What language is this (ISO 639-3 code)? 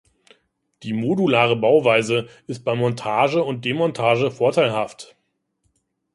deu